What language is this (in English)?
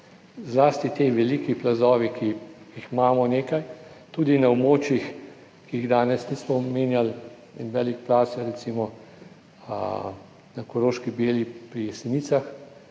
Slovenian